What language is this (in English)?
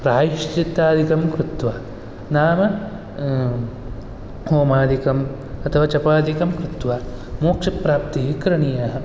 Sanskrit